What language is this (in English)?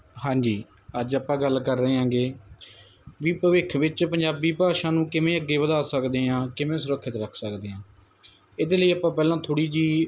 Punjabi